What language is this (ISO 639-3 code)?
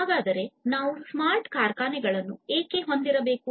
kan